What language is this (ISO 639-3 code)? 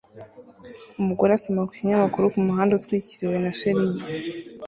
kin